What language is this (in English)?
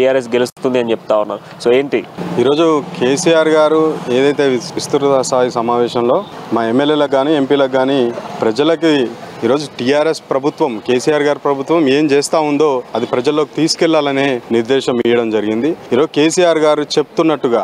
Telugu